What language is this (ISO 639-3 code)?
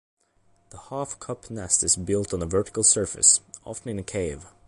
eng